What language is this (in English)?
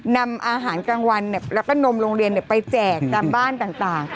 Thai